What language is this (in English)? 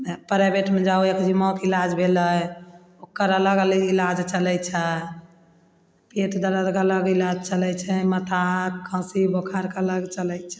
Maithili